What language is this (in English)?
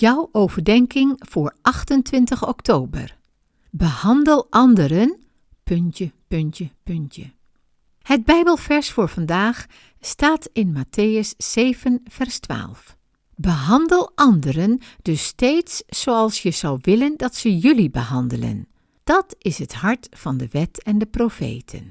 Dutch